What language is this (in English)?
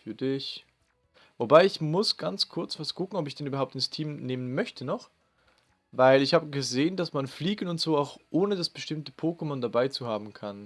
German